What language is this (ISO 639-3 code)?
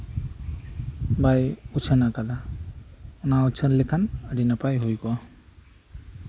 sat